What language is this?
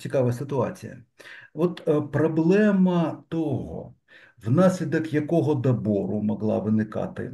Ukrainian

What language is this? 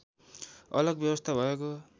Nepali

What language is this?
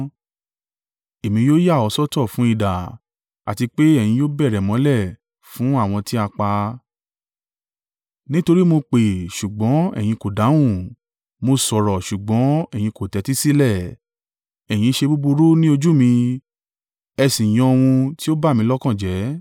Yoruba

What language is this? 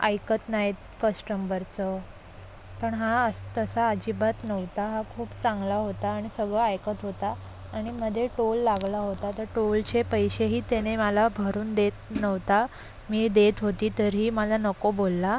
Marathi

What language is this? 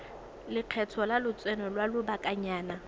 Tswana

